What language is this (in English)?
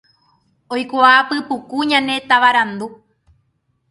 Guarani